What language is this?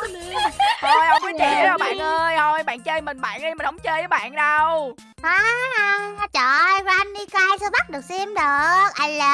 Vietnamese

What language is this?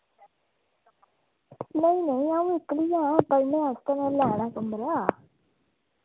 Dogri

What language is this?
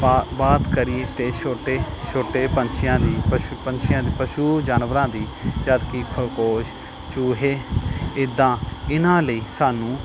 Punjabi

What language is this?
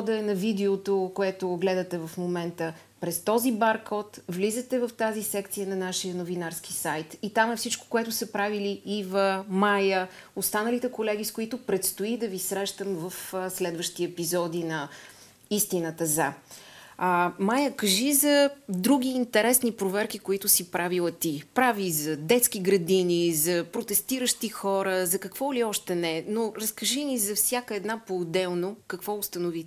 Bulgarian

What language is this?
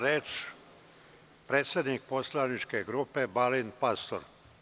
Serbian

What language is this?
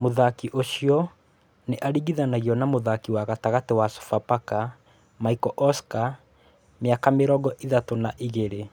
Kikuyu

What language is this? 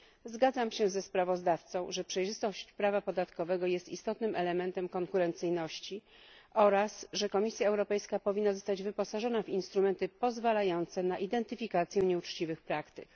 Polish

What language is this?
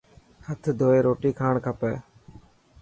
Dhatki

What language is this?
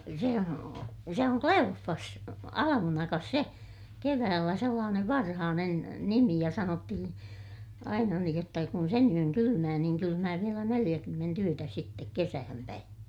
Finnish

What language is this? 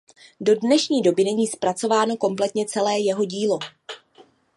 Czech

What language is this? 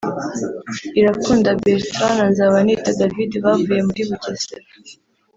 Kinyarwanda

